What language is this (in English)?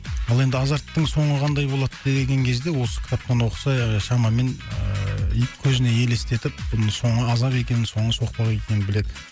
Kazakh